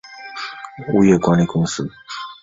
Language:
Chinese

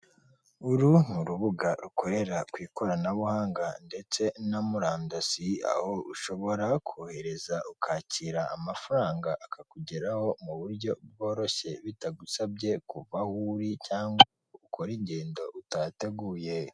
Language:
Kinyarwanda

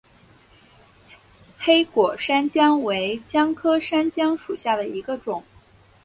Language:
Chinese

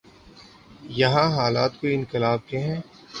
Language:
Urdu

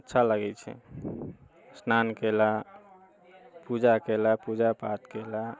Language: Maithili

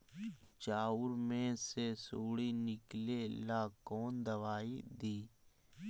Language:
Magahi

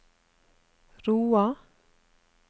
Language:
Norwegian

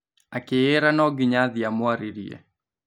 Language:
Kikuyu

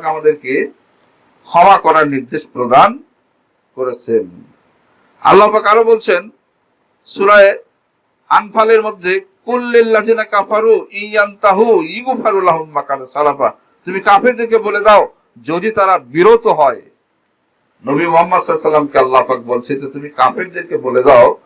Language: Bangla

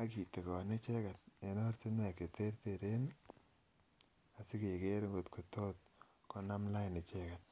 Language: Kalenjin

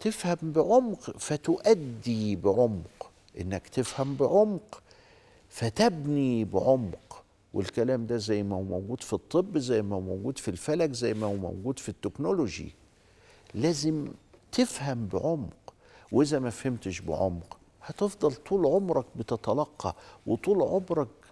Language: Arabic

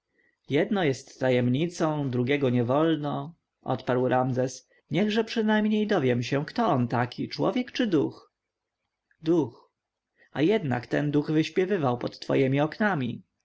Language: Polish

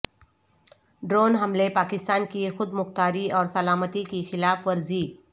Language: Urdu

